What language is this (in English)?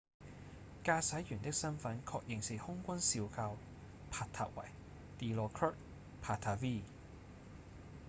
Cantonese